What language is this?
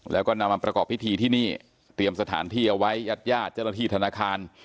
Thai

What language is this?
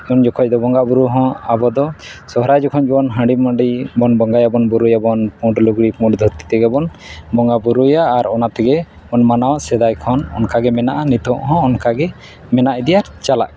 Santali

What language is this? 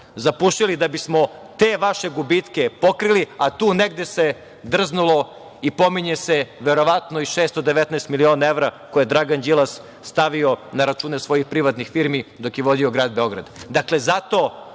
Serbian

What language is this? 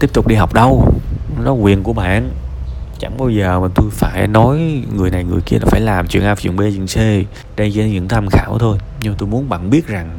Vietnamese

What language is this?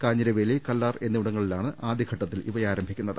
Malayalam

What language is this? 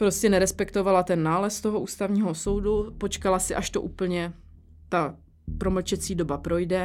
Czech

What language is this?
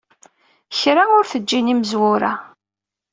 Kabyle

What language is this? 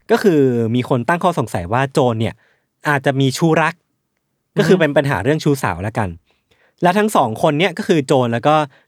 Thai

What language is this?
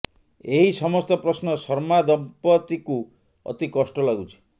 Odia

